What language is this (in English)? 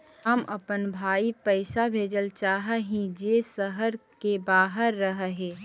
Magahi